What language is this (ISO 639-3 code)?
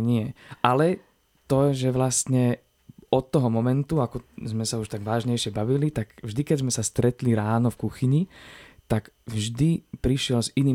slk